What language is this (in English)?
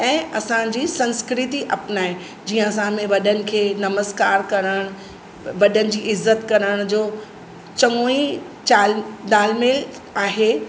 Sindhi